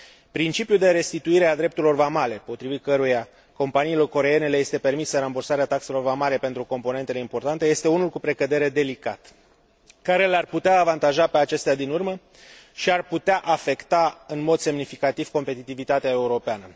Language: Romanian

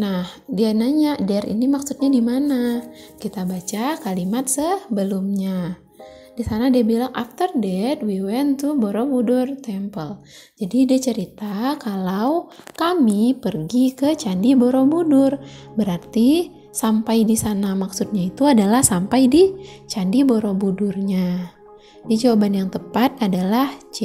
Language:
Indonesian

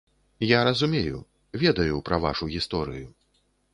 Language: Belarusian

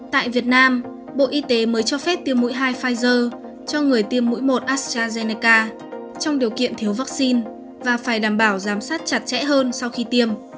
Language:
Vietnamese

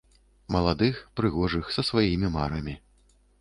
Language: Belarusian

